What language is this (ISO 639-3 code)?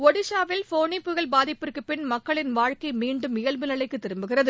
tam